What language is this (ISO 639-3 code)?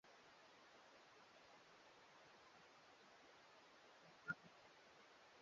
swa